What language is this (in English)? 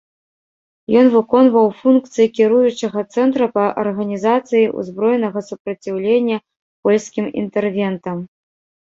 Belarusian